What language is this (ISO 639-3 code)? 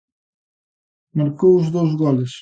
glg